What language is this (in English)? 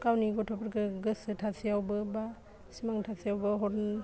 Bodo